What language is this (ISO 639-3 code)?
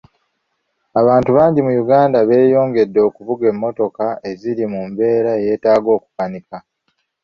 lug